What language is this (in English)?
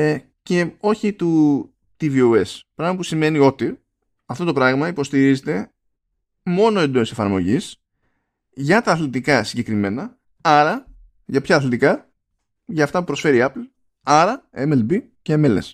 Greek